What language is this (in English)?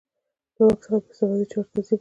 Pashto